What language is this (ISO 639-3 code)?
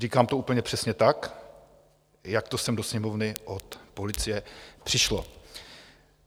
ces